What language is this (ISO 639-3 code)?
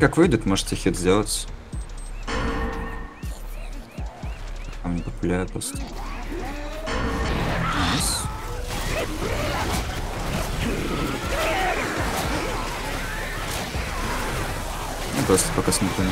rus